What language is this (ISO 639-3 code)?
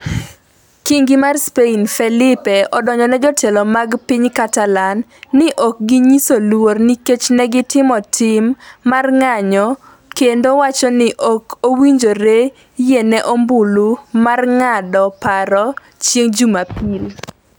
luo